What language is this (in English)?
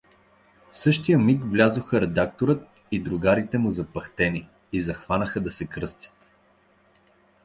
Bulgarian